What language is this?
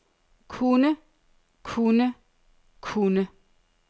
Danish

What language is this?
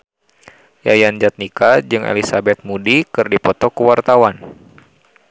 Sundanese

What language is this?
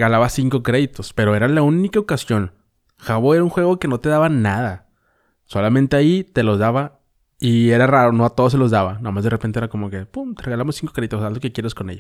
Spanish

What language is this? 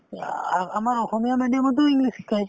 Assamese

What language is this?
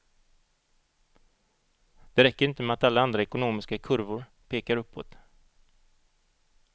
Swedish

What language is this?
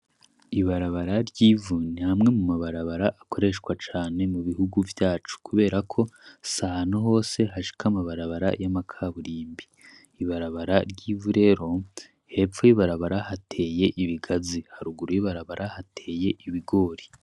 Rundi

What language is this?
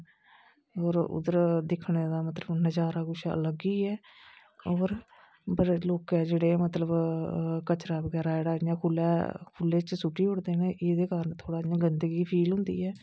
Dogri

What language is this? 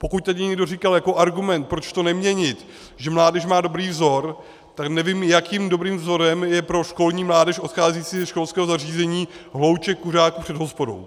Czech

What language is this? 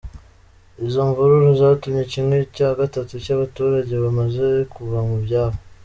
Kinyarwanda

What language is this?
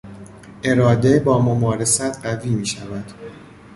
Persian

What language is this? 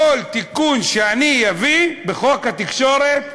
Hebrew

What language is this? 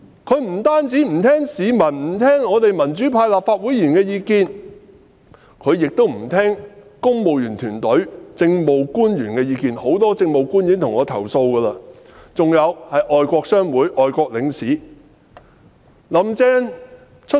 Cantonese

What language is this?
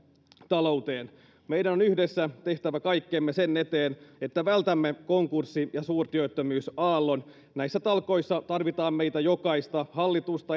Finnish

